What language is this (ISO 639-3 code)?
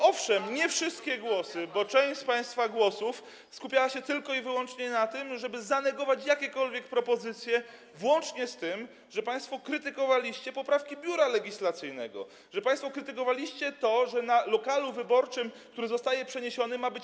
pol